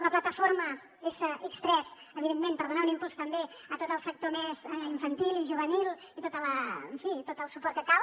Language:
Catalan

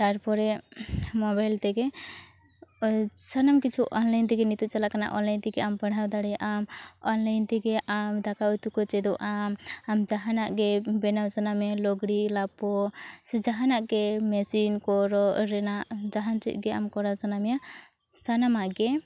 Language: Santali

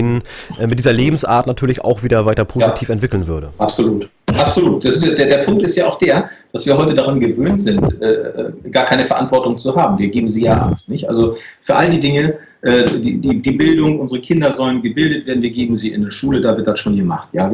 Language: German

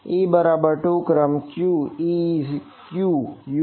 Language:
Gujarati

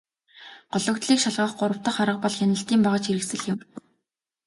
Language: Mongolian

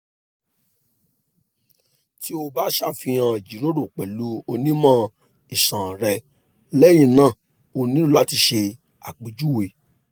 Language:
Yoruba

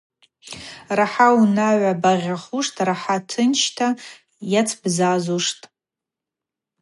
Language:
Abaza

